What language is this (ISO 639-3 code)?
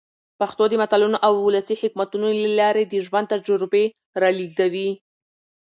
pus